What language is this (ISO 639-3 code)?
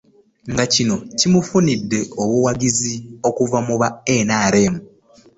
lug